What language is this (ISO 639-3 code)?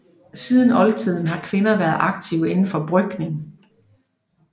dan